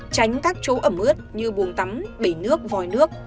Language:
Vietnamese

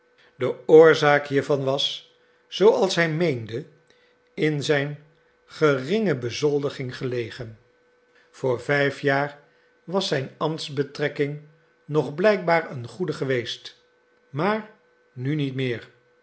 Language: Dutch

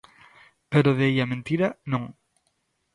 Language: Galician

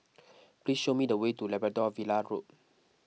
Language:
English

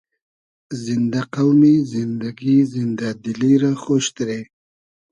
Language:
Hazaragi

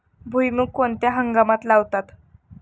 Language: Marathi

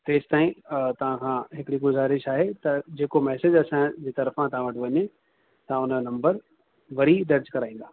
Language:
Sindhi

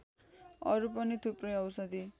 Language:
Nepali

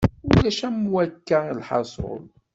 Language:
Kabyle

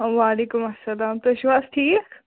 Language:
Kashmiri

